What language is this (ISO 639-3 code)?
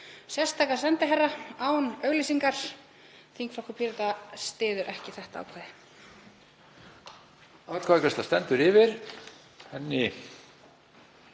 isl